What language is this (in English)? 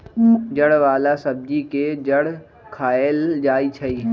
Magahi